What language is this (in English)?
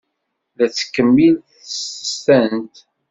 Kabyle